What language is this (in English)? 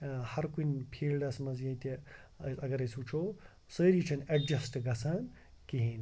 Kashmiri